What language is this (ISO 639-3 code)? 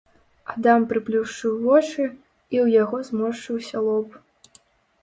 bel